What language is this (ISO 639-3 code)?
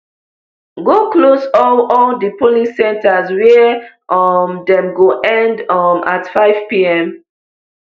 pcm